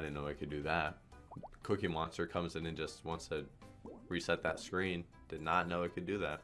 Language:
English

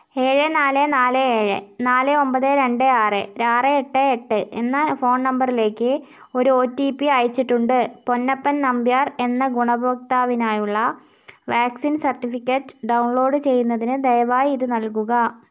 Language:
Malayalam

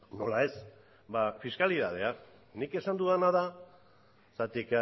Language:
Basque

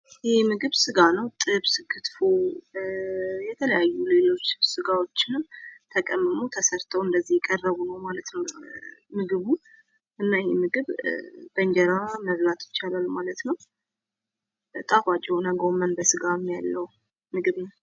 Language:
Amharic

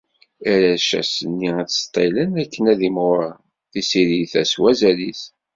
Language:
Kabyle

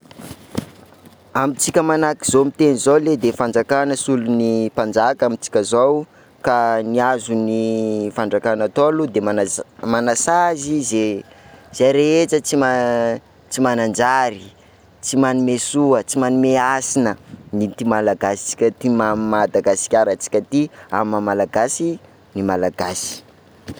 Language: Sakalava Malagasy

